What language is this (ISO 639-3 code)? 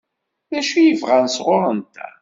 kab